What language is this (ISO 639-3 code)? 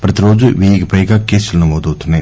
tel